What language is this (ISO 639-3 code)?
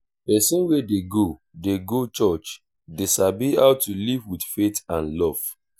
pcm